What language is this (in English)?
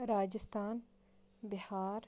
Kashmiri